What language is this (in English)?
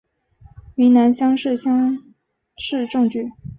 Chinese